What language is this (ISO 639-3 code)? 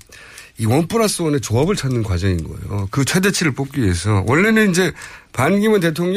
kor